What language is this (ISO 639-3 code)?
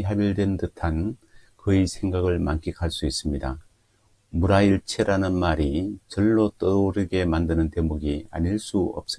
kor